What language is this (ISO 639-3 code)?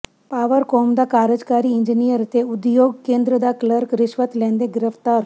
pan